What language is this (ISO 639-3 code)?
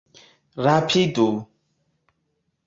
epo